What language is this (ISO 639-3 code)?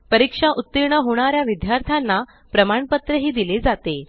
mar